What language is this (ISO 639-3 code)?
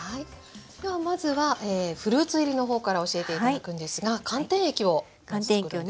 jpn